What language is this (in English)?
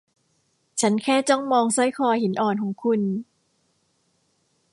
Thai